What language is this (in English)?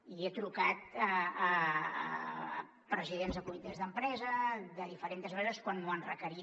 Catalan